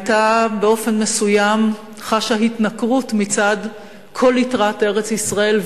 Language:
Hebrew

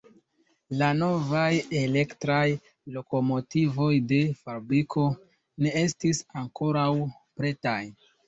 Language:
Esperanto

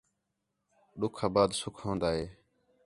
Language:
Khetrani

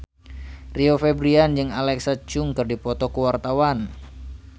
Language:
Sundanese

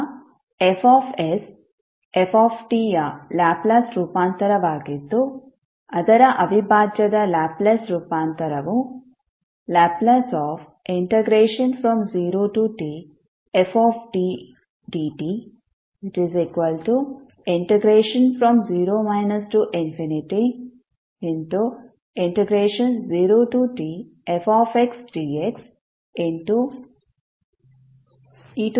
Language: Kannada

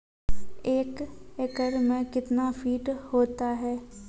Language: Maithili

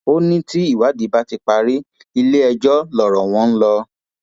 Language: Yoruba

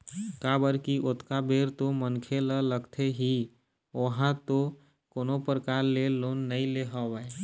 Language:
Chhattisgarhi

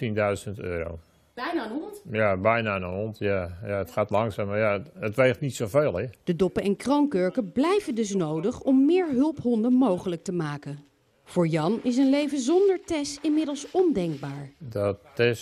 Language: Dutch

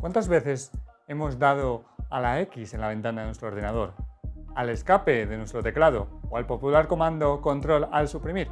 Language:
Spanish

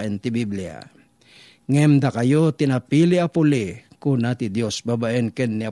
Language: Filipino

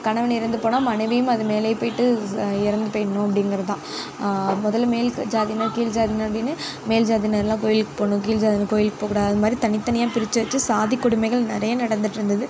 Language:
Tamil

